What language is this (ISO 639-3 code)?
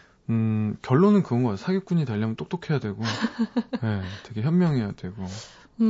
kor